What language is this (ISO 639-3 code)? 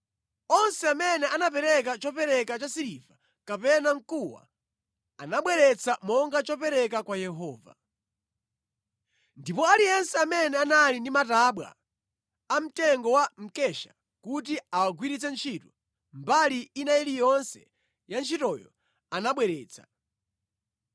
nya